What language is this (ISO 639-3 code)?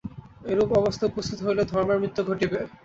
ben